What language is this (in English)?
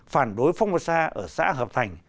Vietnamese